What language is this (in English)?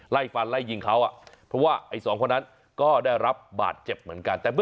Thai